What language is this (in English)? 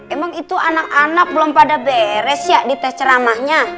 Indonesian